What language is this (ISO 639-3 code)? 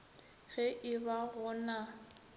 nso